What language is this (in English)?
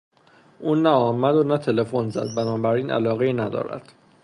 Persian